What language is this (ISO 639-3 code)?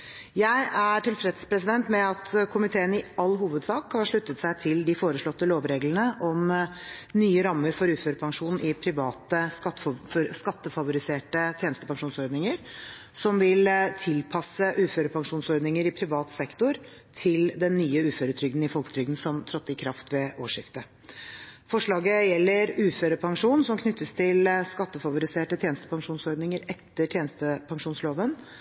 nob